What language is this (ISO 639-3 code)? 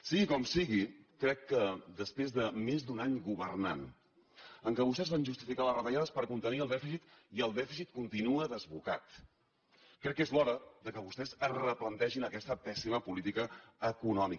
cat